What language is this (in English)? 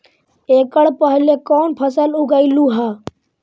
Magahi